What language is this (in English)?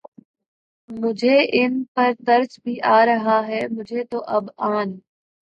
Urdu